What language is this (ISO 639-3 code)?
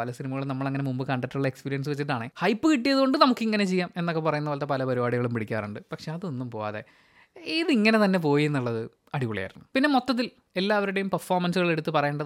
mal